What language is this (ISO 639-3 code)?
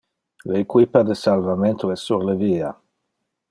ina